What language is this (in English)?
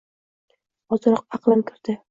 Uzbek